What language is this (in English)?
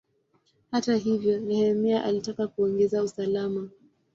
Swahili